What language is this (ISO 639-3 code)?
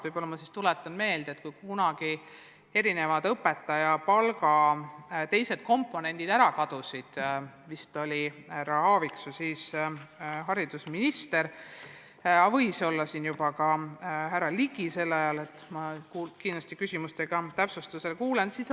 est